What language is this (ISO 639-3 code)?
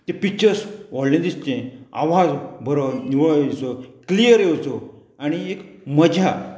kok